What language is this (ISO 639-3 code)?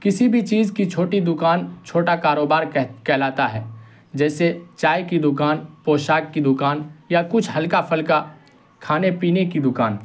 urd